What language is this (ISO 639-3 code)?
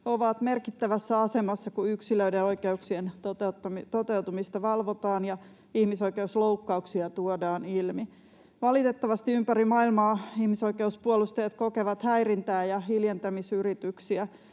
fin